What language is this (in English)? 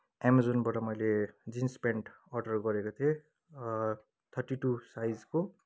Nepali